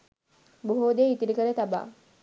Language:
Sinhala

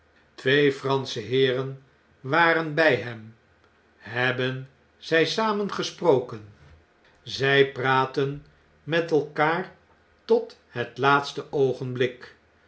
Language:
Dutch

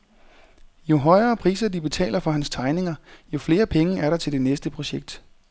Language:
Danish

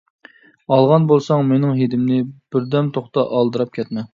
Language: Uyghur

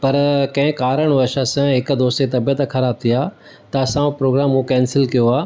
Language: Sindhi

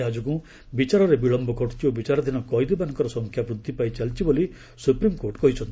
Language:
Odia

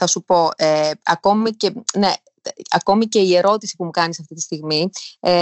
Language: Greek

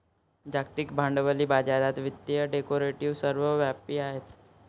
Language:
Marathi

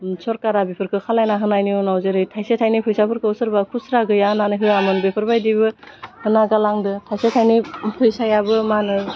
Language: Bodo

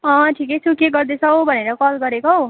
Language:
Nepali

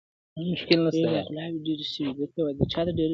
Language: Pashto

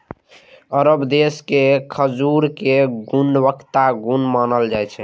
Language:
Maithili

